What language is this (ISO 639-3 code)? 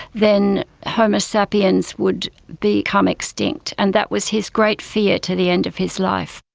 eng